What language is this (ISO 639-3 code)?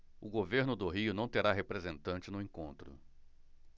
por